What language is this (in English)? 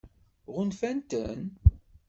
Kabyle